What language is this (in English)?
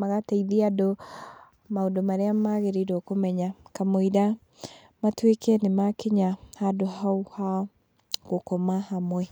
Kikuyu